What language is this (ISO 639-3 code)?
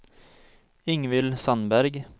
nor